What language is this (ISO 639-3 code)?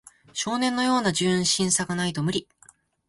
jpn